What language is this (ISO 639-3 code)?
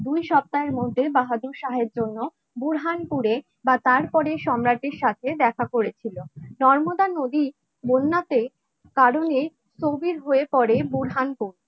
ben